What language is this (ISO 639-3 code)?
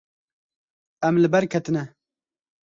kur